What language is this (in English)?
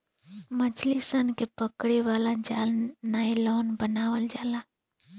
Bhojpuri